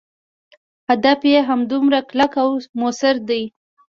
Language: Pashto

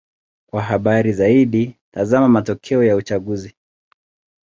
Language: Swahili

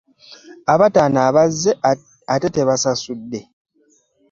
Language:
Ganda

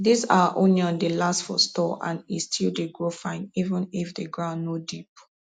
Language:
Nigerian Pidgin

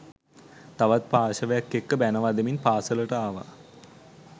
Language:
Sinhala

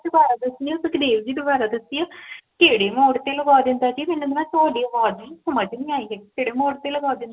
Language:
Punjabi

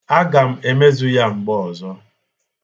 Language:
Igbo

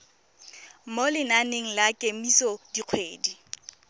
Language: Tswana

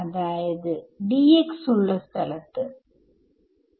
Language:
Malayalam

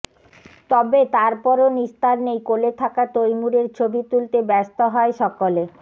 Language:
Bangla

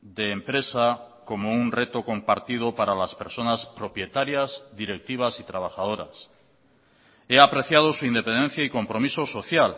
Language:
Spanish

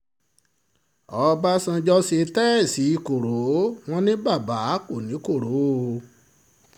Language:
Yoruba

